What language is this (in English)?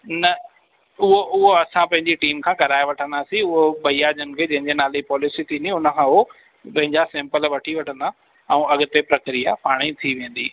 Sindhi